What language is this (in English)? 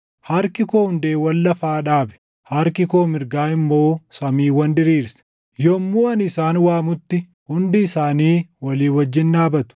Oromo